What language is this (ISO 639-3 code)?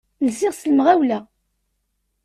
kab